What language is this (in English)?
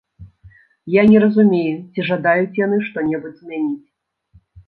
Belarusian